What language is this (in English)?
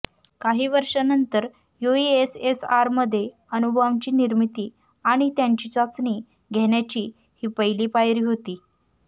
Marathi